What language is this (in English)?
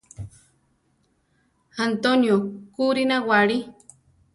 Central Tarahumara